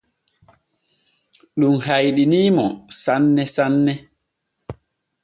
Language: Borgu Fulfulde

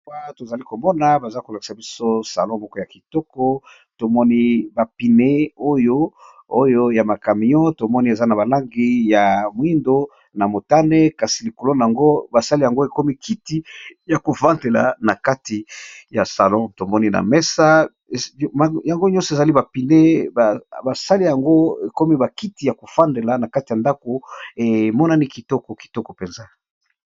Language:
Lingala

